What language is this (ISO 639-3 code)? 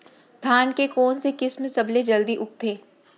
hne